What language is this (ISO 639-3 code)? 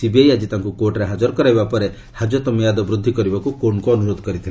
ori